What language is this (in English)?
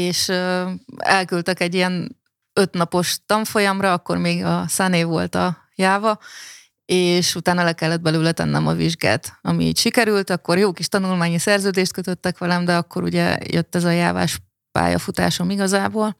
Hungarian